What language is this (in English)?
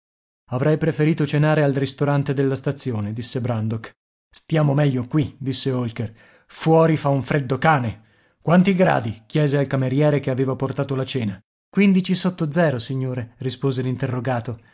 Italian